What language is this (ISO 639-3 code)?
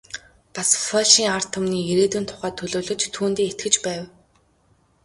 mon